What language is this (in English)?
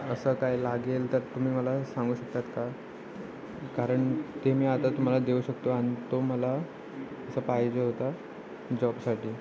Marathi